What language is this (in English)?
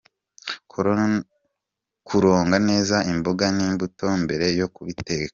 Kinyarwanda